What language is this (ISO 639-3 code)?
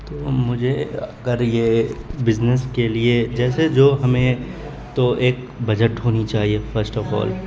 urd